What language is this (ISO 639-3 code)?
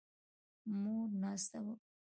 pus